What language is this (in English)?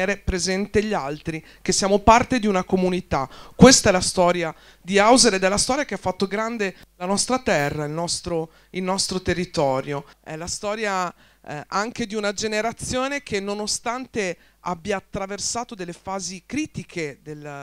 Italian